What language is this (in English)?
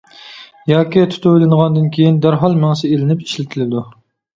Uyghur